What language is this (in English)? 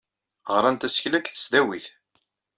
Kabyle